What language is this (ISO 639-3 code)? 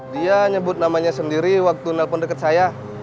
ind